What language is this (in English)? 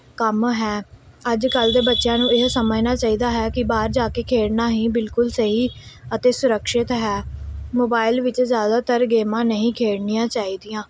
Punjabi